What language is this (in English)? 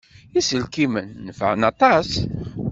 Kabyle